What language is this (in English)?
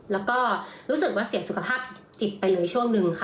Thai